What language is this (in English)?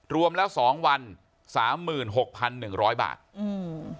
Thai